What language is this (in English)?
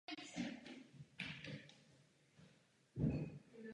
Czech